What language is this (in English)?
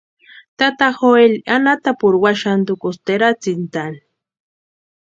Western Highland Purepecha